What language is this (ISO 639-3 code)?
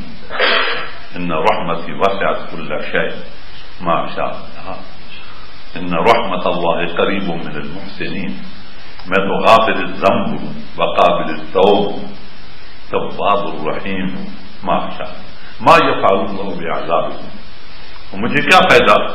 ara